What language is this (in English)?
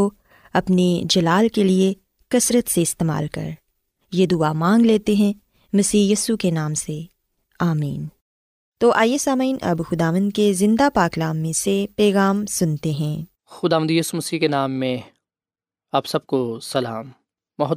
Urdu